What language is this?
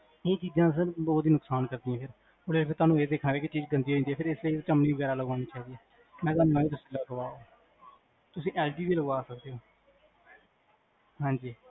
Punjabi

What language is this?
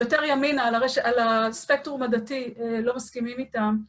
Hebrew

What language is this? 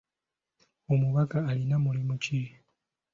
Ganda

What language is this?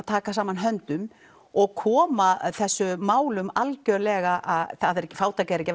Icelandic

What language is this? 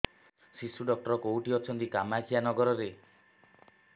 Odia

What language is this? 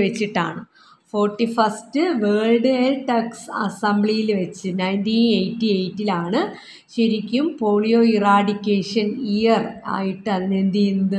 Malayalam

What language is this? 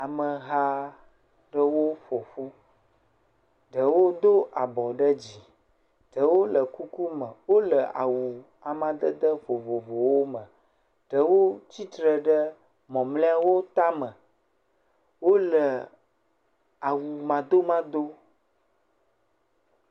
Ewe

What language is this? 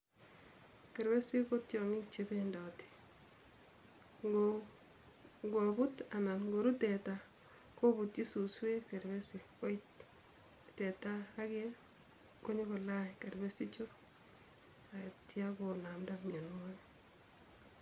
Kalenjin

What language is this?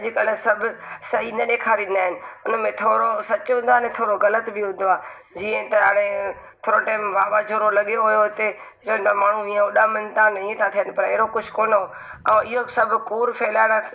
Sindhi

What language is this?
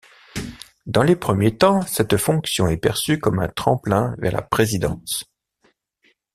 French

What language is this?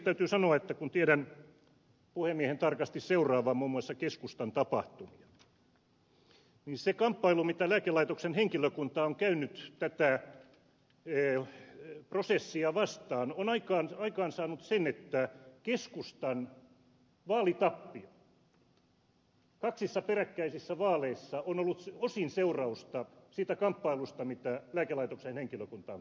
Finnish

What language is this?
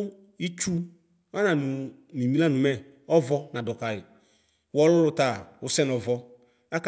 Ikposo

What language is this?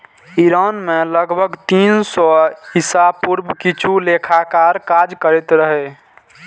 Maithili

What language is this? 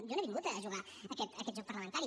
Catalan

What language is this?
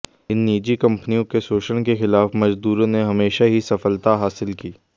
Hindi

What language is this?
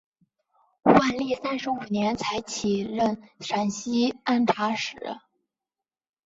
Chinese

